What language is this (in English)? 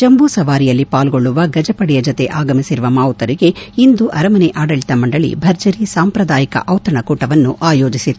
Kannada